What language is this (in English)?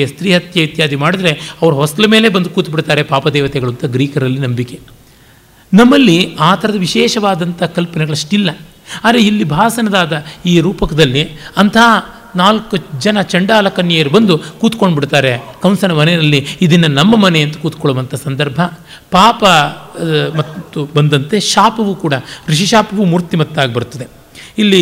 Kannada